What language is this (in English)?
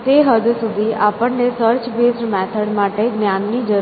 Gujarati